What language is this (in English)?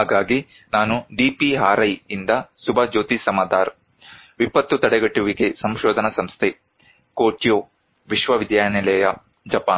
Kannada